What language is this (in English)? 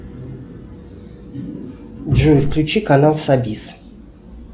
Russian